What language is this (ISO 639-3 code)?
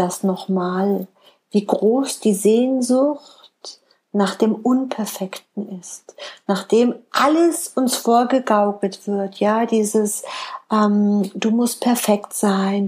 deu